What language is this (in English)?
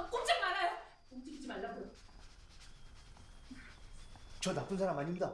Korean